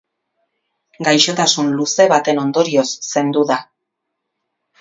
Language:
Basque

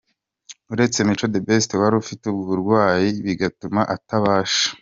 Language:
Kinyarwanda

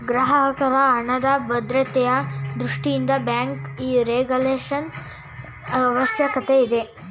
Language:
Kannada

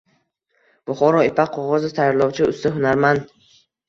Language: Uzbek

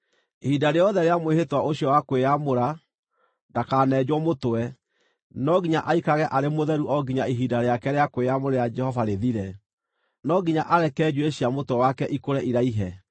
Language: Kikuyu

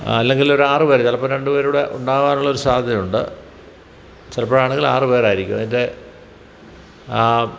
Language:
Malayalam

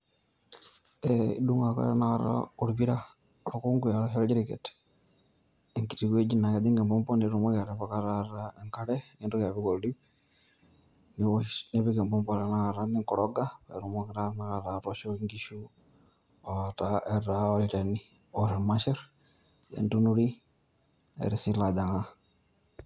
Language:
Masai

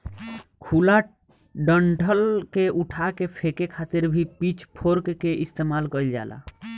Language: Bhojpuri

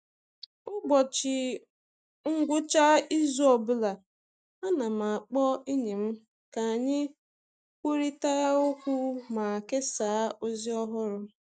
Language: Igbo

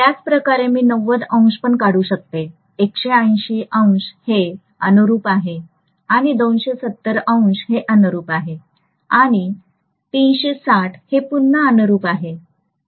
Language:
Marathi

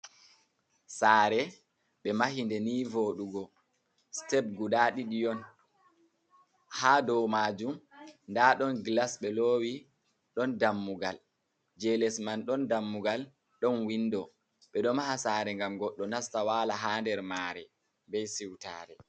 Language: Fula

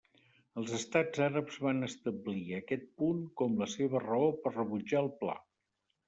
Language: Catalan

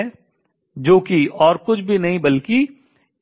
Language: Hindi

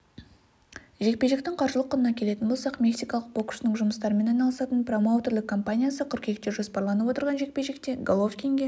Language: Kazakh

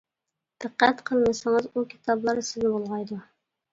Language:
Uyghur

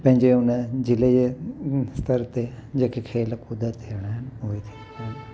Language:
Sindhi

